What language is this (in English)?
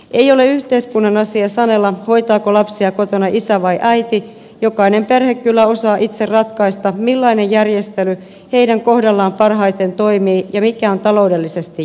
Finnish